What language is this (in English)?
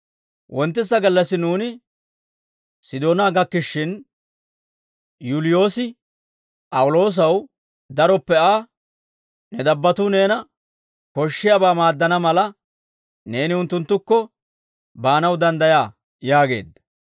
Dawro